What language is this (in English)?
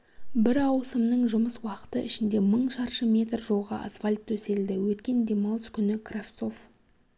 Kazakh